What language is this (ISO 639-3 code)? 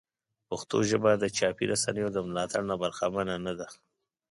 pus